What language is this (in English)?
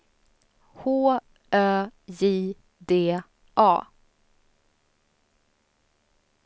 Swedish